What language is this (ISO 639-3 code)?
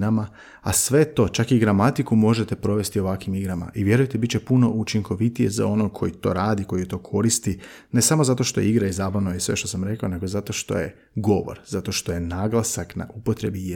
hrv